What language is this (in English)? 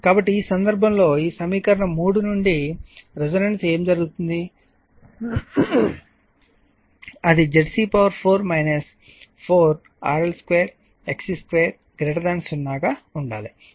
Telugu